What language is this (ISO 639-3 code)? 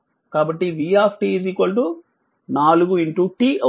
tel